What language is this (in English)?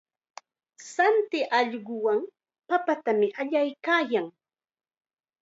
Chiquián Ancash Quechua